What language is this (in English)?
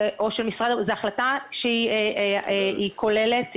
Hebrew